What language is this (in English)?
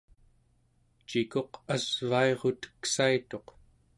Central Yupik